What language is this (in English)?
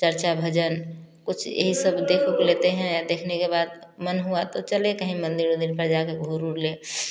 Hindi